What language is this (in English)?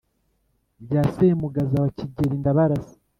Kinyarwanda